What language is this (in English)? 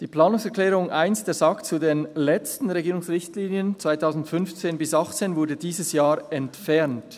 Swiss German